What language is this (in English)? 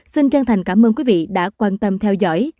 Vietnamese